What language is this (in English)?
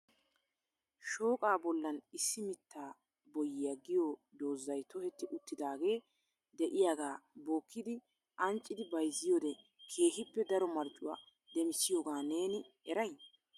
Wolaytta